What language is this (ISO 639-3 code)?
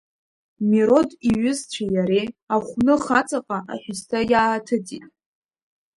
abk